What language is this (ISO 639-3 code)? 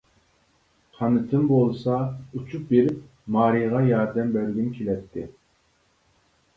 uig